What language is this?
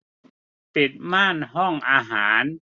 Thai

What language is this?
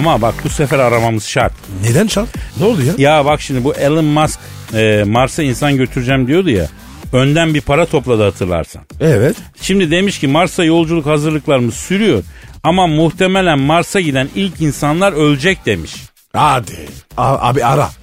Turkish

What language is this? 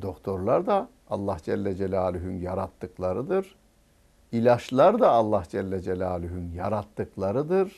Turkish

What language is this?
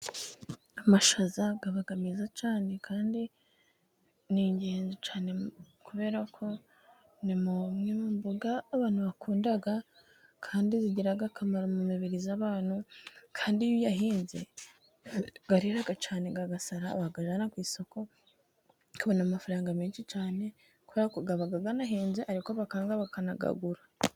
Kinyarwanda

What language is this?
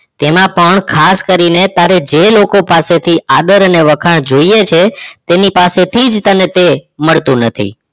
Gujarati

